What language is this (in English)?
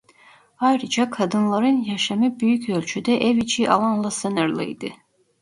Turkish